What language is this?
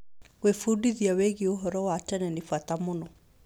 Kikuyu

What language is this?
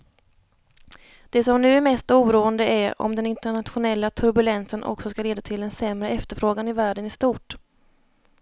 Swedish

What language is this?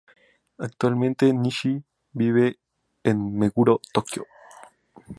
Spanish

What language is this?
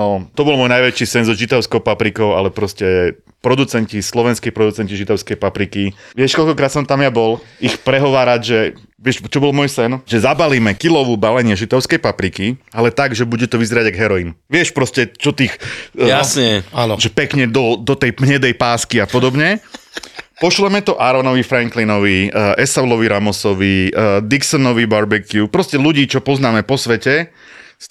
Slovak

